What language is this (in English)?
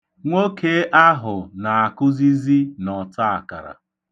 Igbo